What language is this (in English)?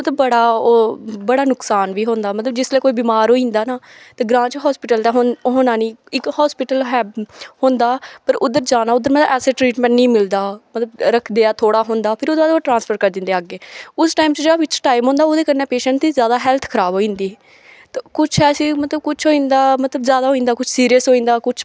Dogri